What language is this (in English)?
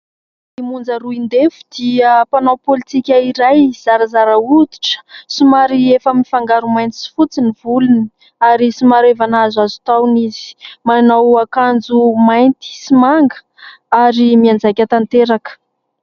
Malagasy